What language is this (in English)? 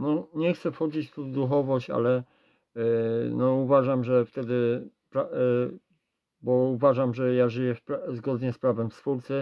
Polish